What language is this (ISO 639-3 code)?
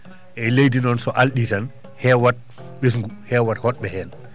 ful